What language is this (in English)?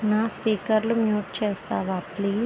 Telugu